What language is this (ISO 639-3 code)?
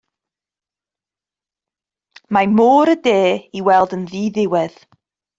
cym